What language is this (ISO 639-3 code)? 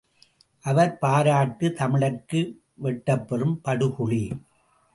tam